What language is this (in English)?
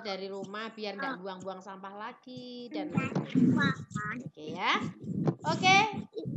Indonesian